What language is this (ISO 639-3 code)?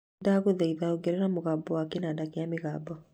kik